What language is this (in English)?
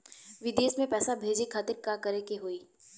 Bhojpuri